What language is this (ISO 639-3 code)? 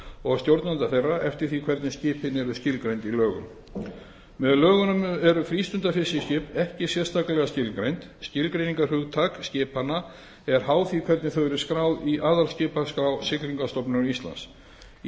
isl